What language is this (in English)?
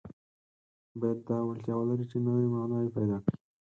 Pashto